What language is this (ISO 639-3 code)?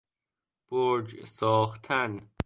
fas